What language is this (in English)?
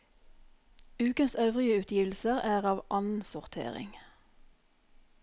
Norwegian